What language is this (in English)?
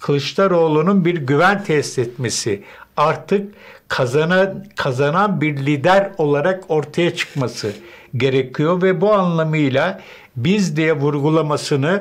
Turkish